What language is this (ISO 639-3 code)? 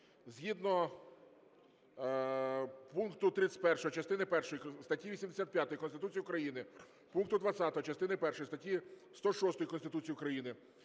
ukr